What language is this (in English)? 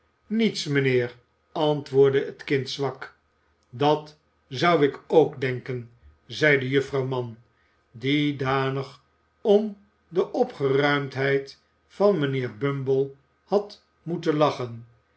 Dutch